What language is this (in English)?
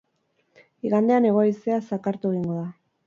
Basque